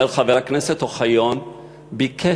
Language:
Hebrew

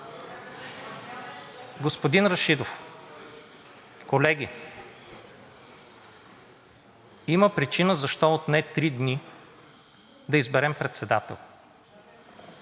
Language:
Bulgarian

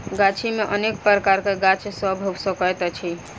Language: Maithili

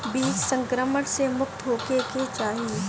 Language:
Bhojpuri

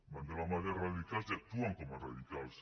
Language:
Catalan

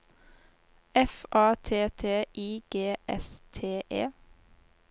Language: Norwegian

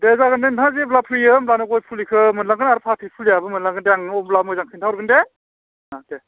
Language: Bodo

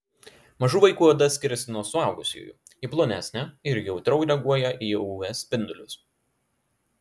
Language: Lithuanian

